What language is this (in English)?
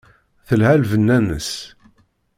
Kabyle